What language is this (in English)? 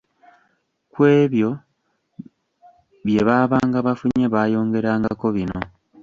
Ganda